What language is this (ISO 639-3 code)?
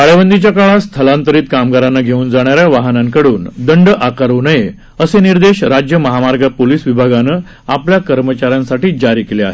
mar